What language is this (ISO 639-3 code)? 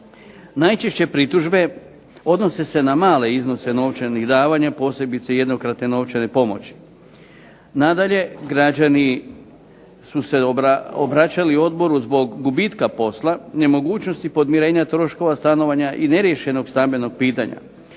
hrv